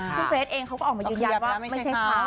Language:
Thai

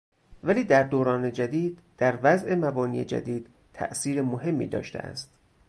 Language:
Persian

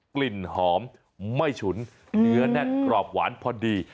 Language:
Thai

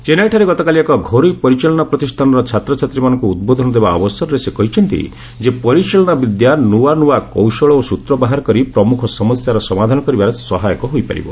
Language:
Odia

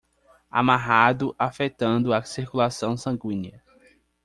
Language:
Portuguese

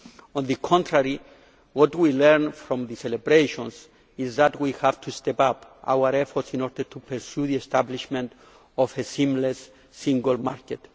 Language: English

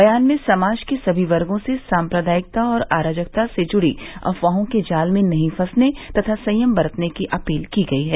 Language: Hindi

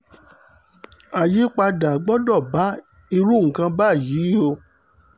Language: Yoruba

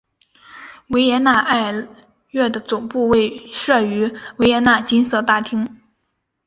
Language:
Chinese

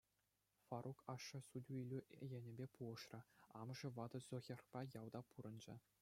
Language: Chuvash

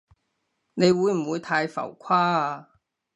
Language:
Cantonese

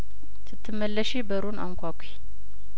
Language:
Amharic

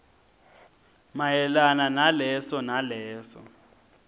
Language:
Swati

